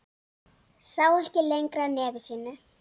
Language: Icelandic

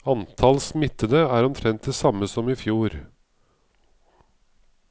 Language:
Norwegian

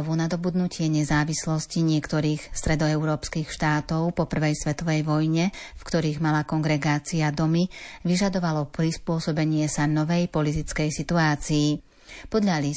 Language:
Slovak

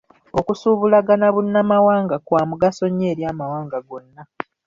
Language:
Ganda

